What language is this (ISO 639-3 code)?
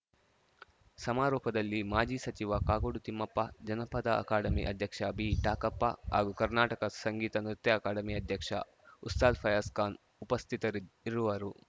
kan